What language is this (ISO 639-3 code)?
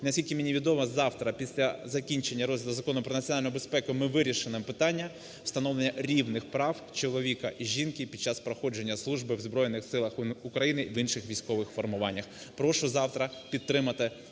ukr